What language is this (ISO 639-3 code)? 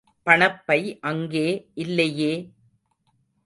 tam